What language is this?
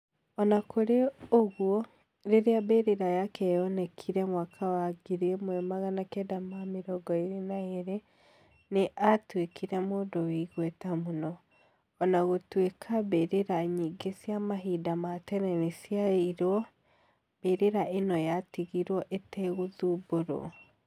Kikuyu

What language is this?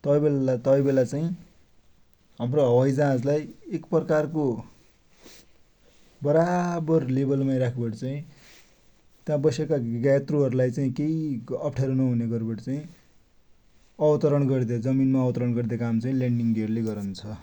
Dotyali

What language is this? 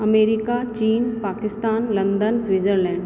Sindhi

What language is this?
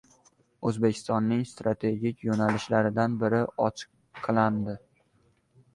Uzbek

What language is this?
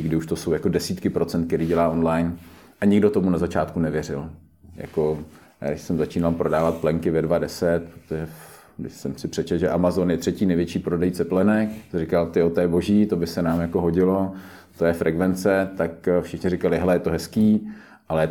Czech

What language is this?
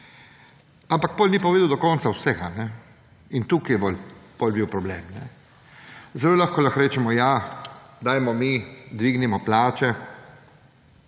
Slovenian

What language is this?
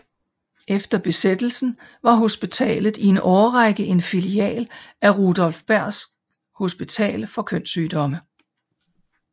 Danish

